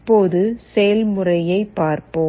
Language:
Tamil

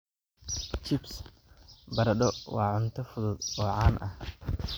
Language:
Somali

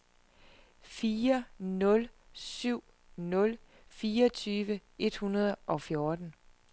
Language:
Danish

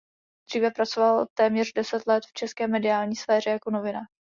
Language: Czech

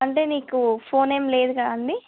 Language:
Telugu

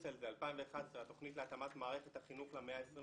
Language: Hebrew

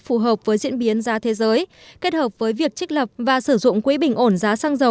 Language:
Vietnamese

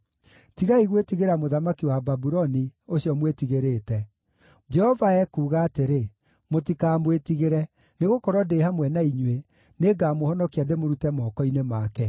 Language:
Kikuyu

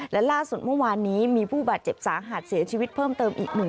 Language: Thai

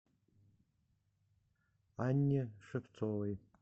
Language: Russian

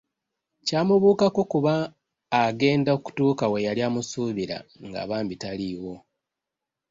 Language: Ganda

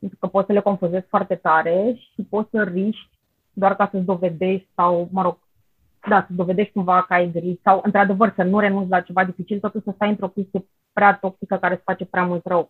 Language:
Romanian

